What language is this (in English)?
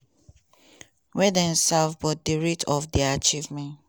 Nigerian Pidgin